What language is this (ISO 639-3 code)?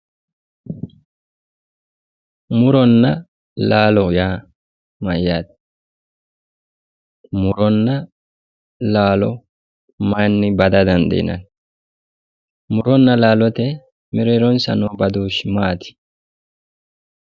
sid